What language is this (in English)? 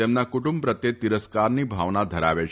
Gujarati